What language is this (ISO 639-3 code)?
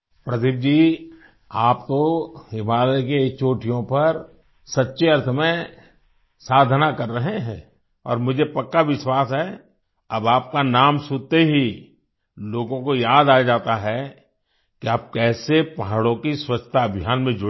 hin